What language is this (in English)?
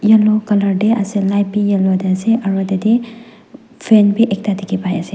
Naga Pidgin